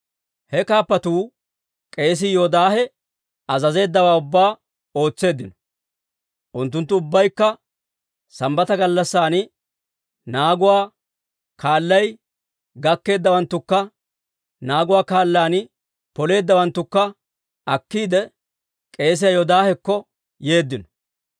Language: Dawro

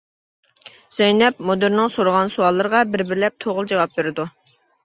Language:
Uyghur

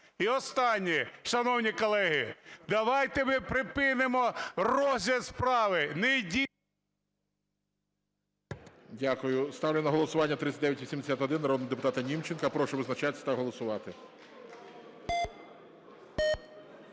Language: Ukrainian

